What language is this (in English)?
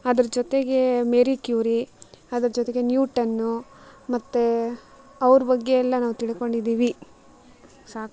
Kannada